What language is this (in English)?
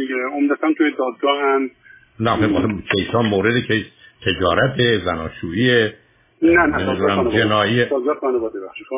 Persian